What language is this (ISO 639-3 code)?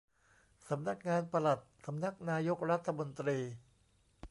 tha